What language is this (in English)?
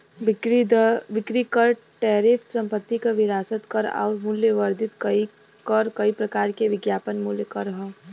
Bhojpuri